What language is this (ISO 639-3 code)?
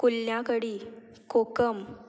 kok